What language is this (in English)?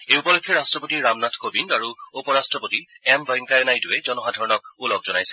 Assamese